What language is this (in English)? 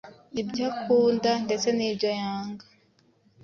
Kinyarwanda